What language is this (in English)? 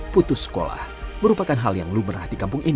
Indonesian